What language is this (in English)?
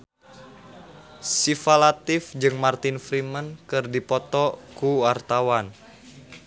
Sundanese